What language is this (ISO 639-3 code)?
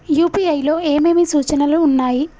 tel